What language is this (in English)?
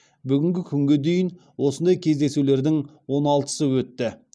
Kazakh